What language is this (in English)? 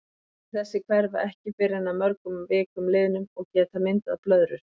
Icelandic